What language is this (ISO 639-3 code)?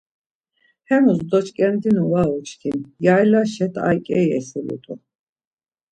lzz